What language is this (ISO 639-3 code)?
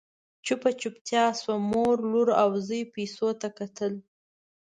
pus